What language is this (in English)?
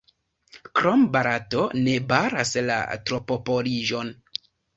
Esperanto